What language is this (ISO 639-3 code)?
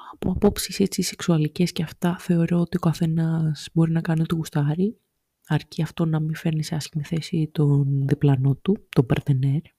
ell